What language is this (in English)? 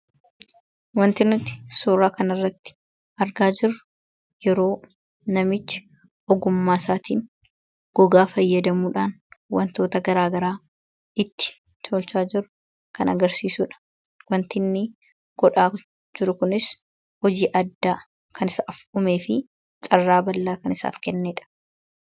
Oromo